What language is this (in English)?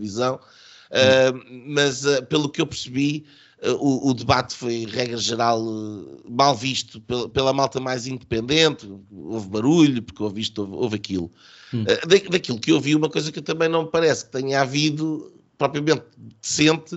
Portuguese